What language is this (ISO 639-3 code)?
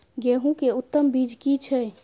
mai